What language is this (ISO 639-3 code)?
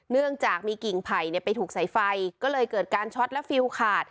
tha